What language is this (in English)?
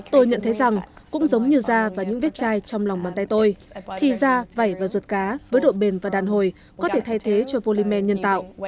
Vietnamese